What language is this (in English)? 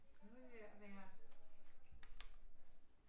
Danish